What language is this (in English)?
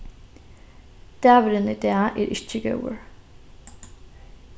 Faroese